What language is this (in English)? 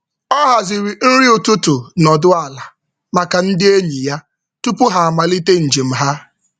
Igbo